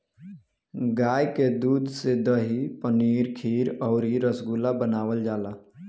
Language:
Bhojpuri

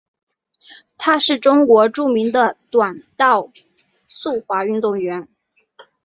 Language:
Chinese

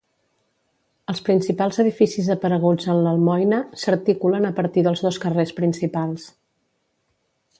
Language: Catalan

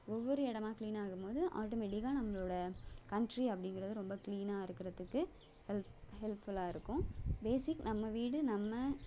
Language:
Tamil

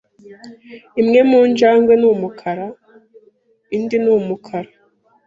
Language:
Kinyarwanda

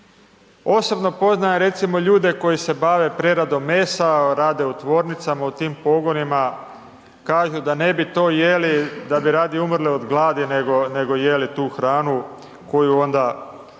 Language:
Croatian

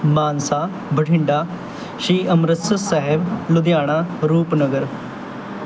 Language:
Punjabi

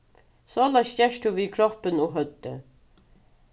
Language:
Faroese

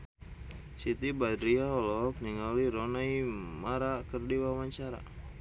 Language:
Sundanese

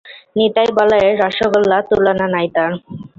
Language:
Bangla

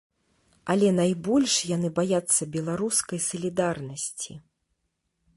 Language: Belarusian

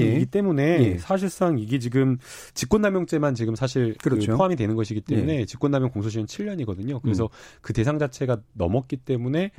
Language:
Korean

